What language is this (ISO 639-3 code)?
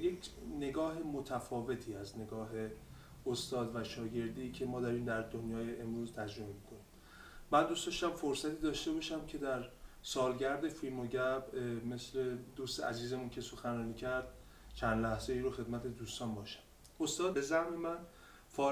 fas